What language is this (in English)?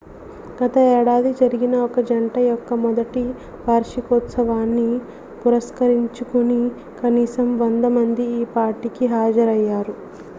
Telugu